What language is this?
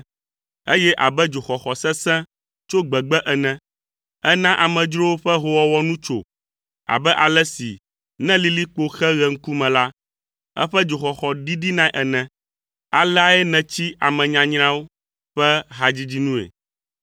Ewe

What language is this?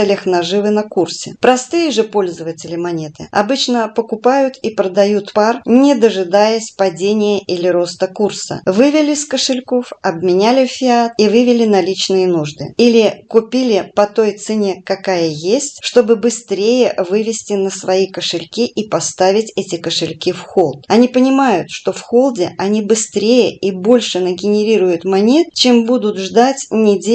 Russian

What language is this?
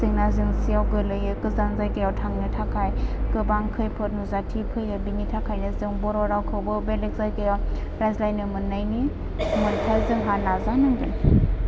Bodo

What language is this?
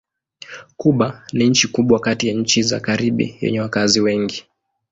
Swahili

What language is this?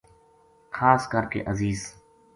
Gujari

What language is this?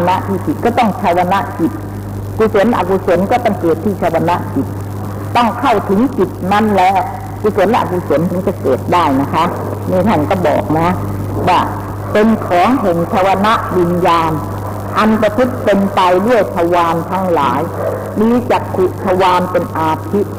Thai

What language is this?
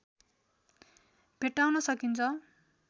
Nepali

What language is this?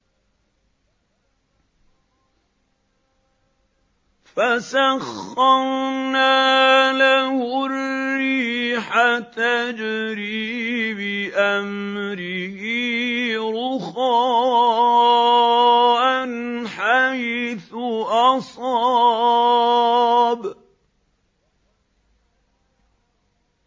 Arabic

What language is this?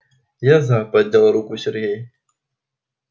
Russian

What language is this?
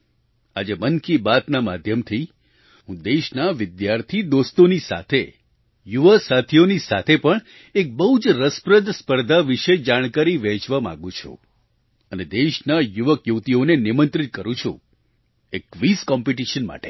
Gujarati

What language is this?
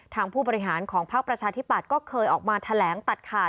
Thai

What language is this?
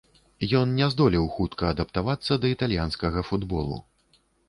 Belarusian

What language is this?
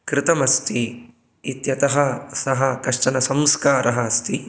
Sanskrit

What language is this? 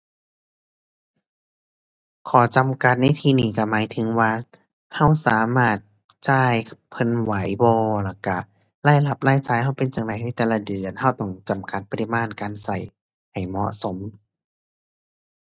Thai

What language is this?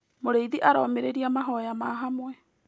Kikuyu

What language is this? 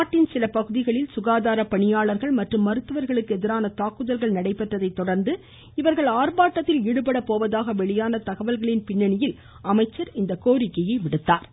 Tamil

